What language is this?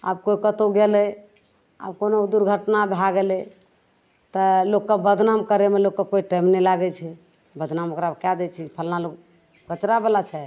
Maithili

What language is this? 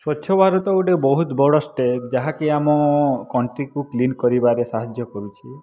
Odia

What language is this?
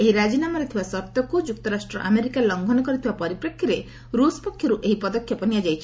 Odia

